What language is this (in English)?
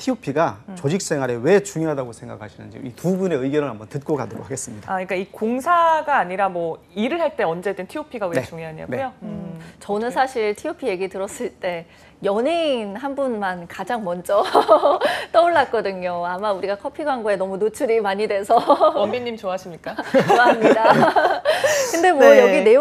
Korean